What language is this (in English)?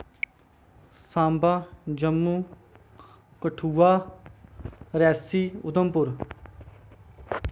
Dogri